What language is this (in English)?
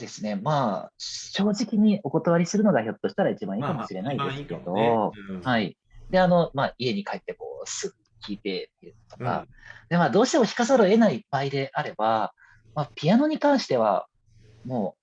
Japanese